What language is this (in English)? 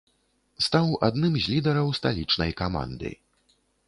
Belarusian